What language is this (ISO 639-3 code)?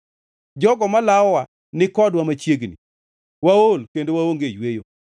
luo